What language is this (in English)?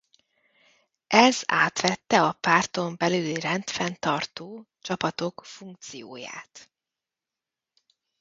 Hungarian